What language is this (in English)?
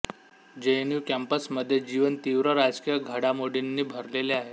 Marathi